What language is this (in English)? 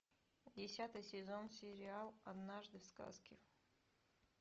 Russian